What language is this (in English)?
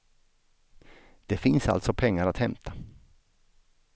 Swedish